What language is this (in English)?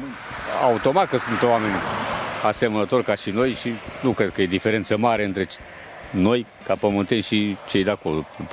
Romanian